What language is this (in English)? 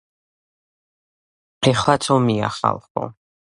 Georgian